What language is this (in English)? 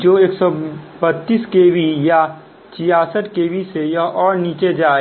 Hindi